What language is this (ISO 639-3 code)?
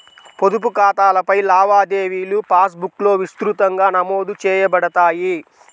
tel